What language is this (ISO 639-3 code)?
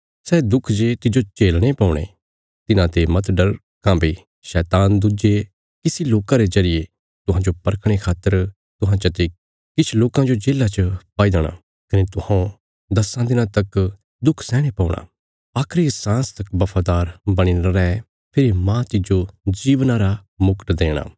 kfs